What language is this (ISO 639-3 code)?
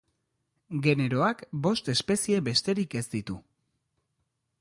eus